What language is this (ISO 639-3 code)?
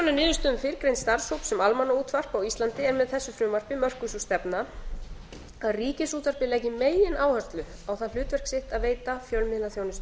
isl